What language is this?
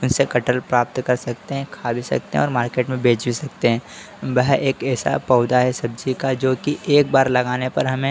Hindi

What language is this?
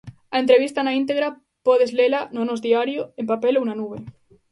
Galician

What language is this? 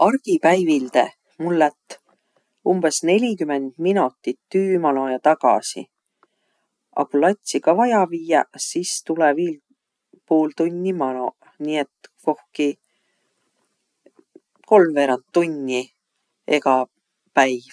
Võro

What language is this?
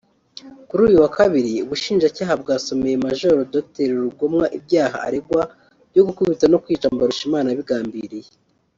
Kinyarwanda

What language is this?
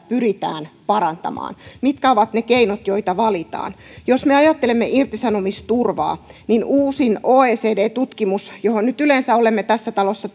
Finnish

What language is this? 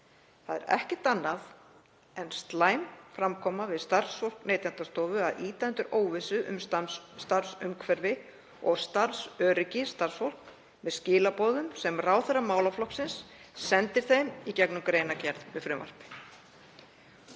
Icelandic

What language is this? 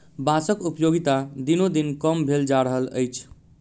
Maithili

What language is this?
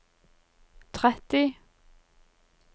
Norwegian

